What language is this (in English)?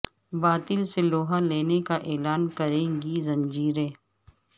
Urdu